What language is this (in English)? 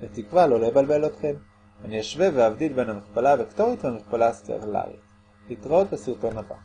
Hebrew